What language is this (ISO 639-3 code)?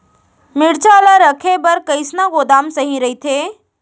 hne